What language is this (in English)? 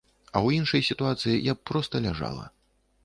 Belarusian